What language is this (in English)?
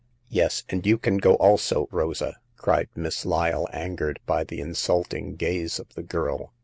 English